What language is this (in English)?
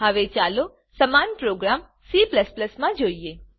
Gujarati